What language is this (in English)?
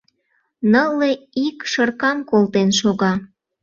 Mari